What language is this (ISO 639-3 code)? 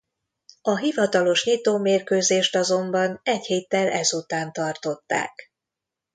hun